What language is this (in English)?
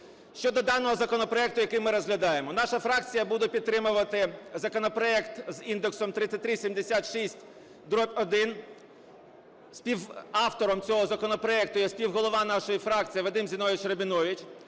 Ukrainian